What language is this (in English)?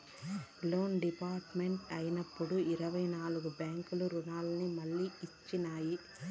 Telugu